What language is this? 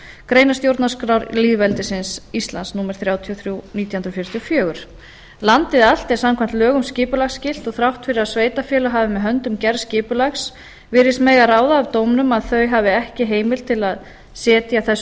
Icelandic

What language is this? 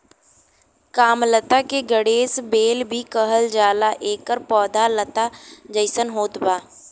Bhojpuri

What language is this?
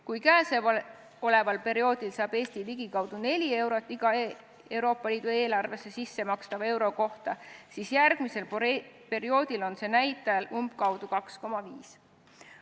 Estonian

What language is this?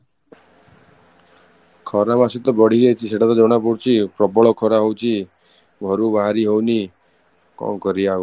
Odia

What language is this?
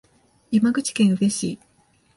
Japanese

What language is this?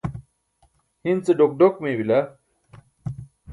Burushaski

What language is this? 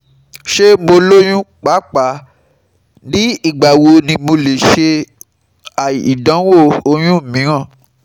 Yoruba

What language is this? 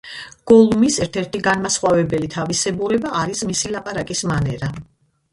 Georgian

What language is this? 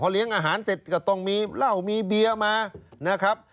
Thai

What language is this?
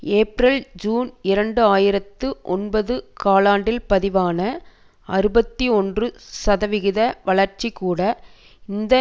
Tamil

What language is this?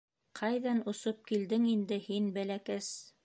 Bashkir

